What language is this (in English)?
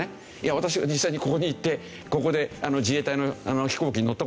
Japanese